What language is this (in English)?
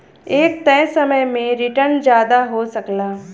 Bhojpuri